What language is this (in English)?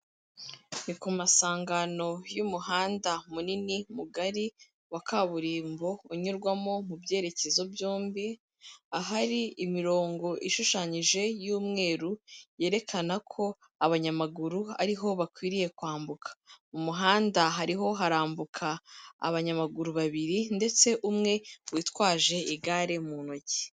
Kinyarwanda